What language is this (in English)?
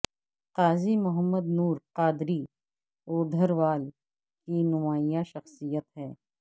Urdu